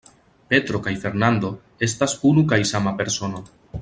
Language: Esperanto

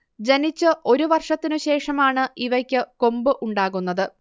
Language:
Malayalam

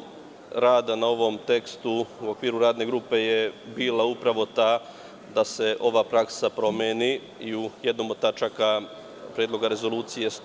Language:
Serbian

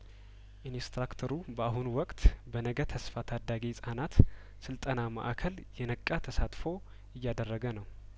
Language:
Amharic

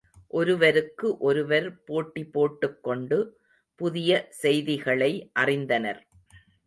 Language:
Tamil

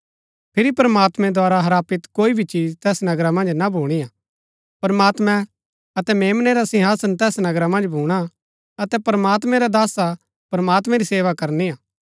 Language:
Gaddi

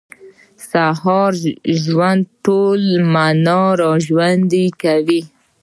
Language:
Pashto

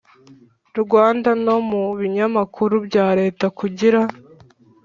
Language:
Kinyarwanda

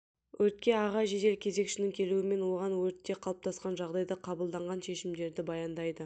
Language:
Kazakh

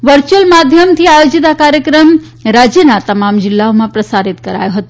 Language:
Gujarati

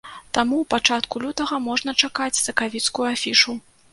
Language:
Belarusian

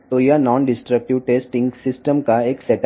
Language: Telugu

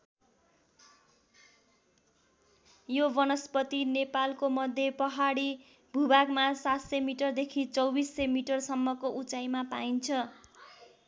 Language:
Nepali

